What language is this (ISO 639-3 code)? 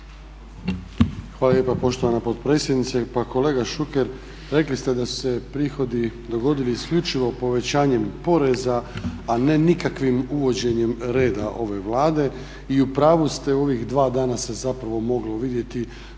hrv